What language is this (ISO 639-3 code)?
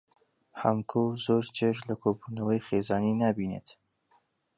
ckb